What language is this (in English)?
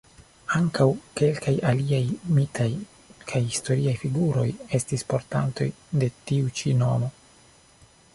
Esperanto